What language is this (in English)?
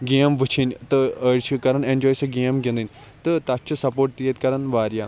Kashmiri